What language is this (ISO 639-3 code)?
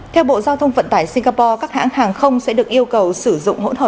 vie